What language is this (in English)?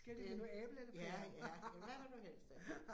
Danish